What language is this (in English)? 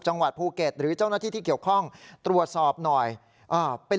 Thai